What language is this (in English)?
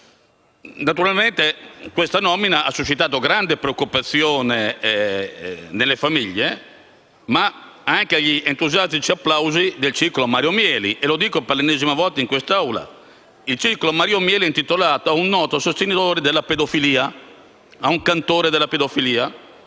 Italian